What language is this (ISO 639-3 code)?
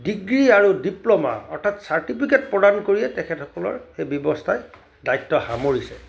asm